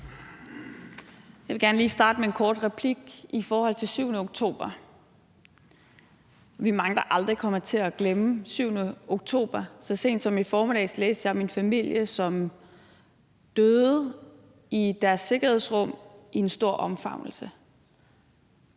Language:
Danish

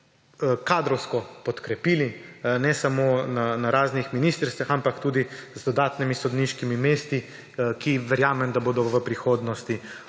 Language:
Slovenian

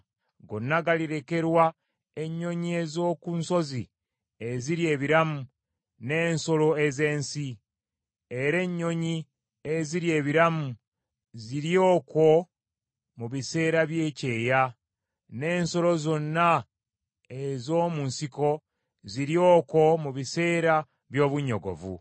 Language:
Ganda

